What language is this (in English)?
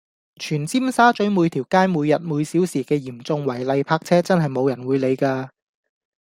Cantonese